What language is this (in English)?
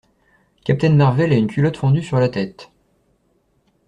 French